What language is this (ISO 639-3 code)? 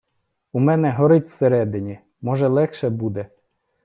ukr